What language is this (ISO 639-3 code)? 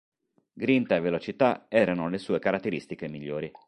ita